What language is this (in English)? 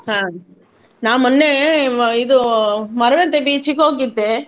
Kannada